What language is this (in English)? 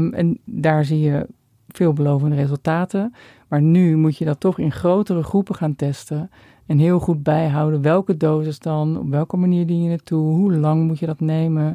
Dutch